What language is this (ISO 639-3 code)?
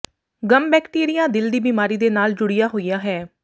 pan